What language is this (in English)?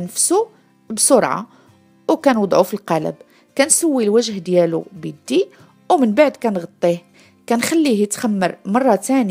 Arabic